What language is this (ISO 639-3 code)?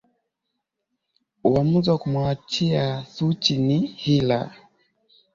swa